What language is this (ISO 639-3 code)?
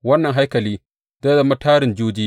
hau